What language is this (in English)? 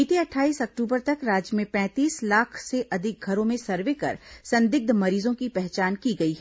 Hindi